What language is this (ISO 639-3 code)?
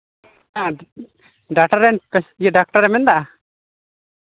sat